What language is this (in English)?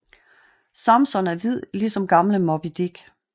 Danish